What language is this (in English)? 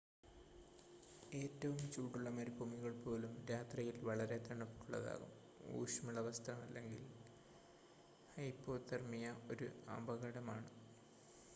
Malayalam